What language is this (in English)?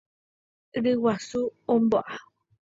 Guarani